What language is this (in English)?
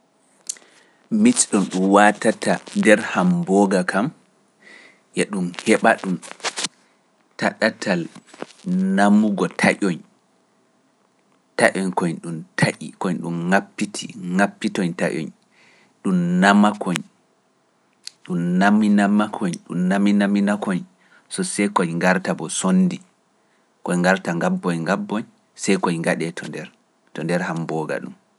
Pular